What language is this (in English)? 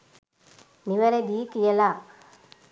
Sinhala